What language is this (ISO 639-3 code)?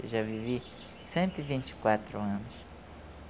por